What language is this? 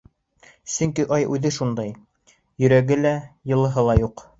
Bashkir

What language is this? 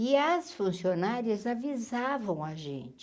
Portuguese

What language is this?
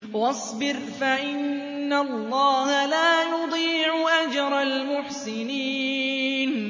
Arabic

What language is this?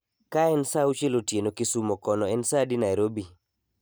Luo (Kenya and Tanzania)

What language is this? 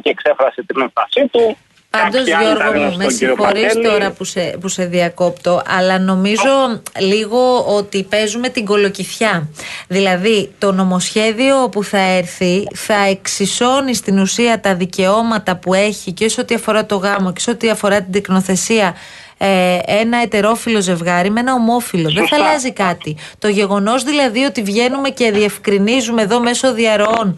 Greek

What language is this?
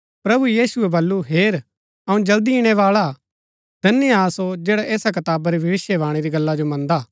Gaddi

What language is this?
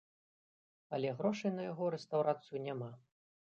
Belarusian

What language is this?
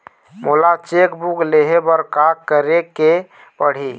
Chhattisgarhi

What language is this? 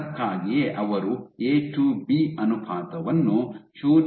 Kannada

